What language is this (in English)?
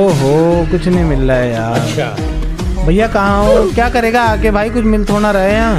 Hindi